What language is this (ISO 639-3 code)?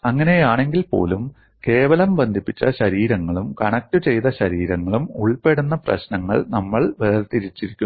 mal